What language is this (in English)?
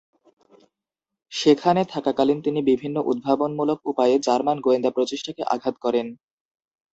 Bangla